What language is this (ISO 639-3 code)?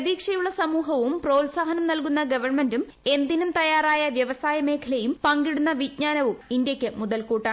mal